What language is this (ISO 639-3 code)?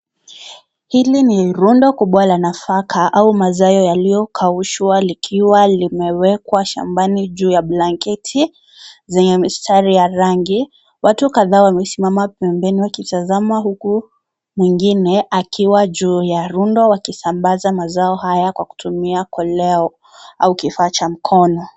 swa